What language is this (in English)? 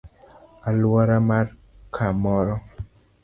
Luo (Kenya and Tanzania)